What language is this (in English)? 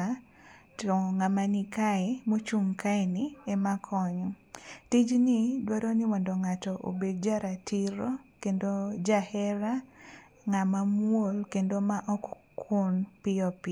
Luo (Kenya and Tanzania)